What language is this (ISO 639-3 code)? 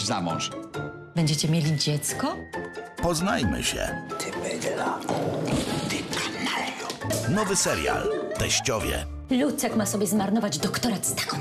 pol